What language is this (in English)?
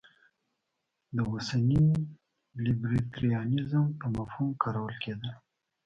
Pashto